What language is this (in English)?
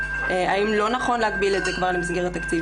Hebrew